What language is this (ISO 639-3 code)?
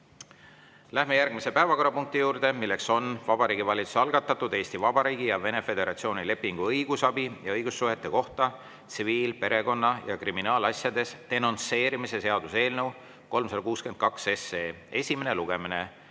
est